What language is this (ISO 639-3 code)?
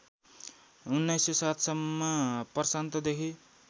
nep